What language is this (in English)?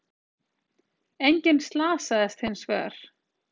Icelandic